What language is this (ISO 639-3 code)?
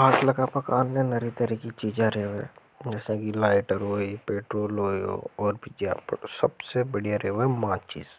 hoj